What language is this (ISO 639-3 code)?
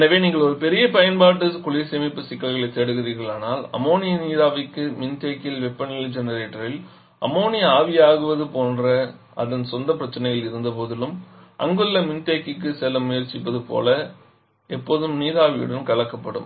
tam